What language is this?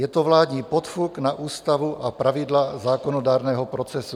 Czech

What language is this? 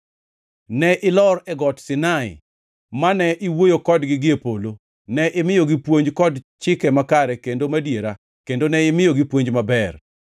Luo (Kenya and Tanzania)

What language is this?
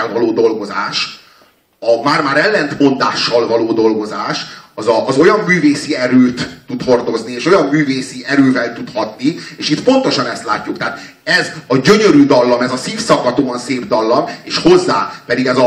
Hungarian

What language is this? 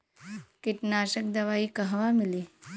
Bhojpuri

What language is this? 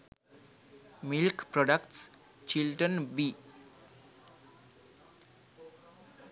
Sinhala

